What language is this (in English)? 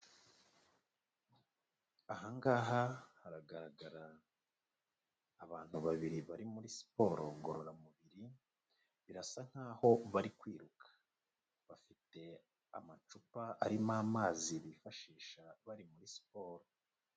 Kinyarwanda